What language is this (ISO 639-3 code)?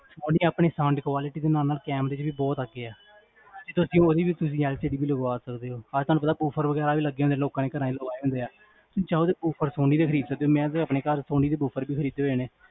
pan